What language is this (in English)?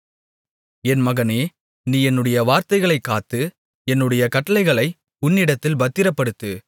Tamil